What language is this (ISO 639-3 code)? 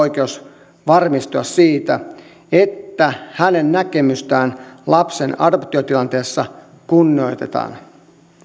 fin